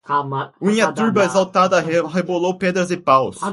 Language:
Portuguese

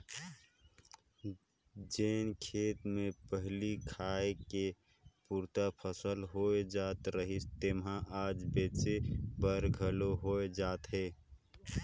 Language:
Chhattisgarhi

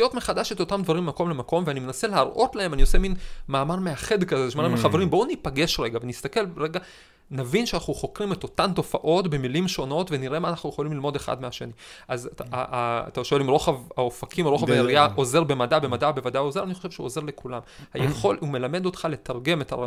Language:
Hebrew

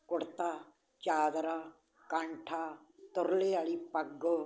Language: Punjabi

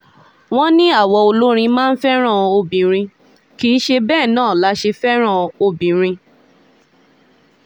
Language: Yoruba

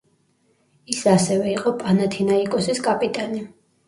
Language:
Georgian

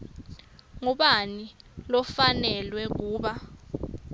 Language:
Swati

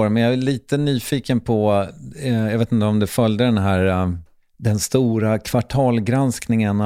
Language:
Swedish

